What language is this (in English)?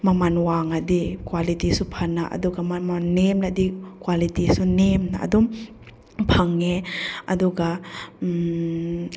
Manipuri